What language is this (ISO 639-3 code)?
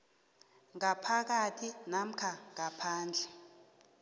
nbl